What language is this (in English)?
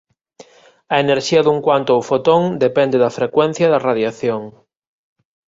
Galician